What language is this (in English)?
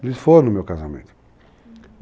Portuguese